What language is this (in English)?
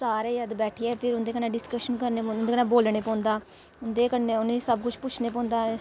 Dogri